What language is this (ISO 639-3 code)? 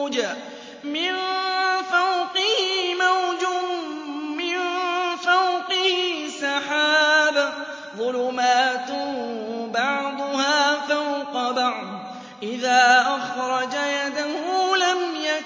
ara